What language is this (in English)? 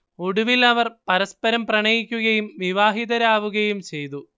Malayalam